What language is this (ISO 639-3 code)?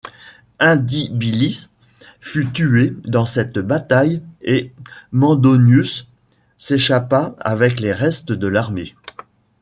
fra